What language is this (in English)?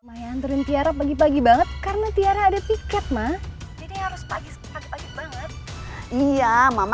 Indonesian